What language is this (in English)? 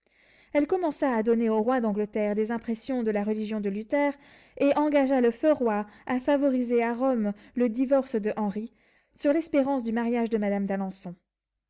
French